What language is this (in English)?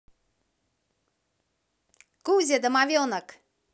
Russian